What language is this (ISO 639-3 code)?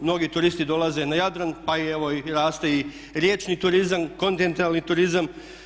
hrv